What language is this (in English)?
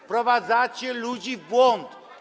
Polish